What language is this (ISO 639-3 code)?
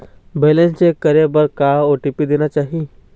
hne